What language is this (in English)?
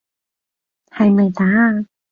Cantonese